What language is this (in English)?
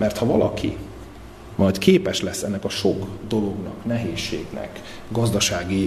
Hungarian